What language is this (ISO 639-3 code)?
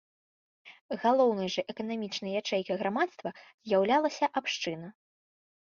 bel